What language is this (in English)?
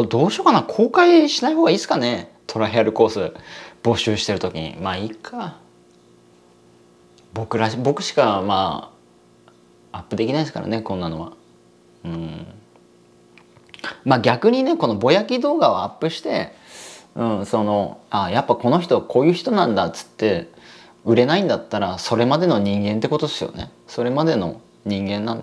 Japanese